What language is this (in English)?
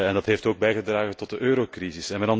Dutch